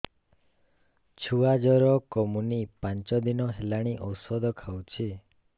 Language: Odia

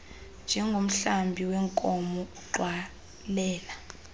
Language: Xhosa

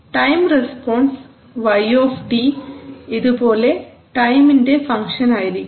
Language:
Malayalam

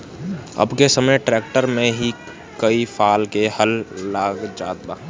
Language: Bhojpuri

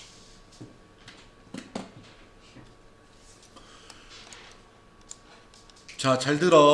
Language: Korean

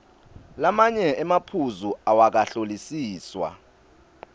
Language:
Swati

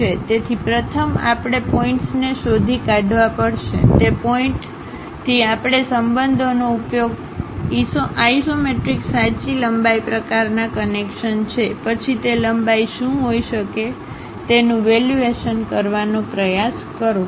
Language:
Gujarati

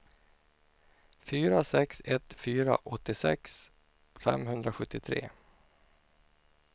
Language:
Swedish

